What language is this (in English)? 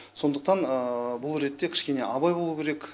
Kazakh